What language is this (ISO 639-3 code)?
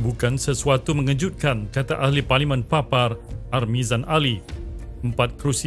msa